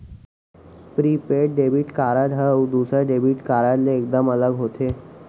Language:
Chhattisgarhi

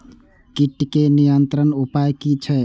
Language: Maithili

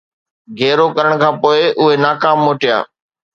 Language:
Sindhi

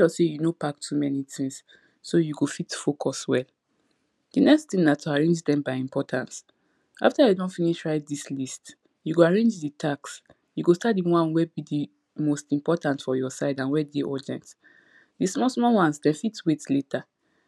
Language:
Nigerian Pidgin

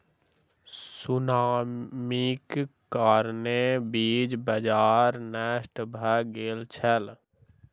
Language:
Maithili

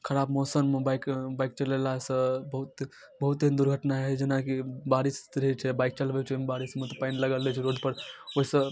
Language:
Maithili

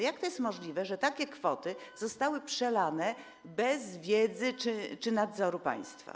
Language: Polish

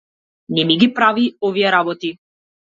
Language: Macedonian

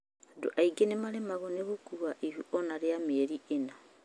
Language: Kikuyu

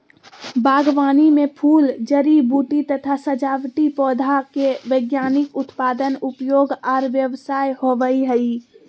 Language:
Magahi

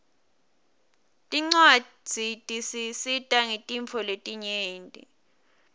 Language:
Swati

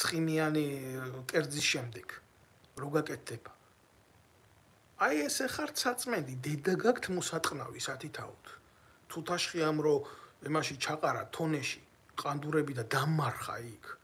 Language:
Romanian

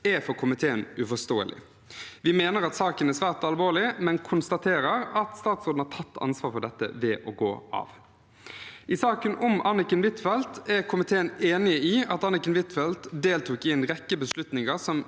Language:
Norwegian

